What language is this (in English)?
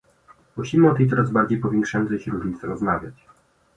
Polish